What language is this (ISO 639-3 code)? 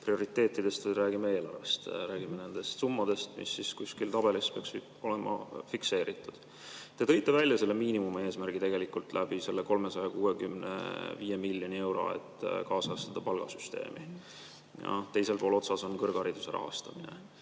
est